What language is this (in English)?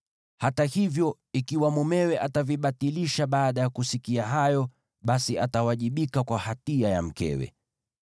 Swahili